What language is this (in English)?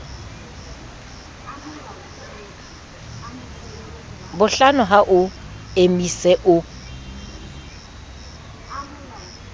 Southern Sotho